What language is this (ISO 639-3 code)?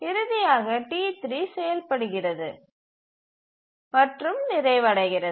tam